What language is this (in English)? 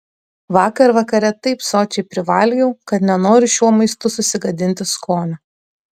Lithuanian